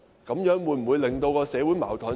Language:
Cantonese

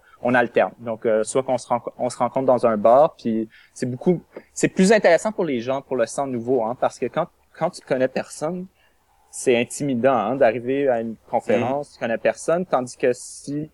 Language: French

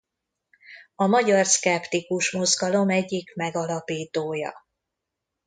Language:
Hungarian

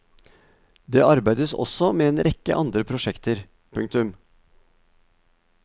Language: Norwegian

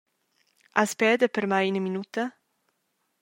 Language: Romansh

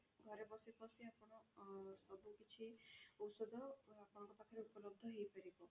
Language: Odia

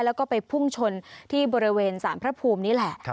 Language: Thai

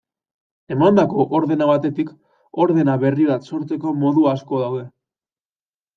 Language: Basque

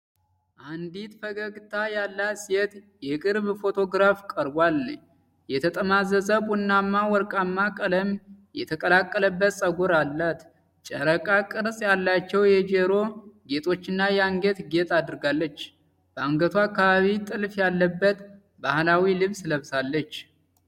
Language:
Amharic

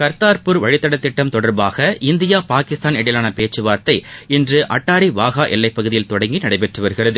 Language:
Tamil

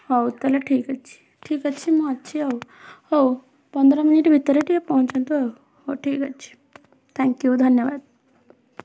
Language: Odia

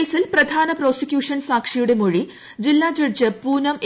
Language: Malayalam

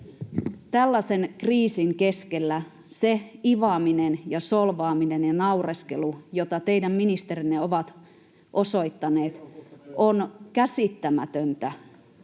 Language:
Finnish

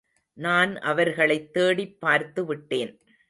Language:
Tamil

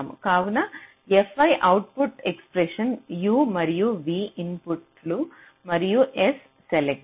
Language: Telugu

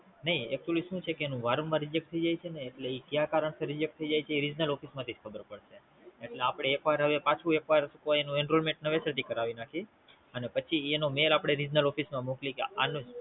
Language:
Gujarati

